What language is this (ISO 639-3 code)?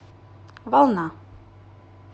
rus